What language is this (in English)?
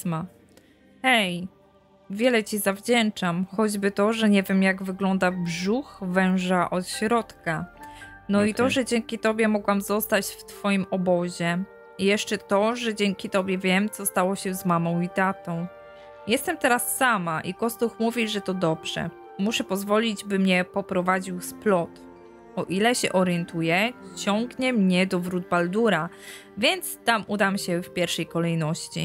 Polish